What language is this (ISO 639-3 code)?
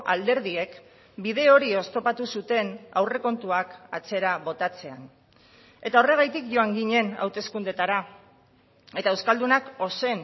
eus